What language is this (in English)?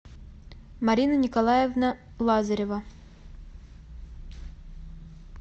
Russian